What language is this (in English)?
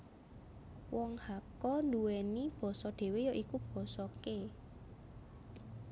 Javanese